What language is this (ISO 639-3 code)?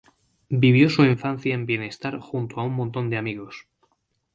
spa